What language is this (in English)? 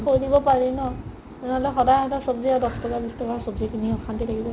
Assamese